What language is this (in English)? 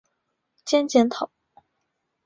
Chinese